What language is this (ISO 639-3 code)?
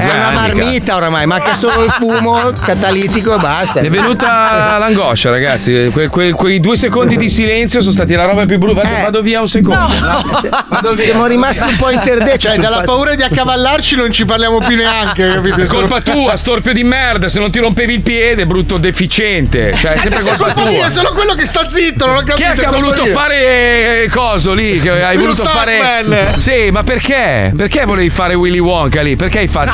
ita